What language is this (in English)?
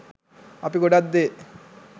Sinhala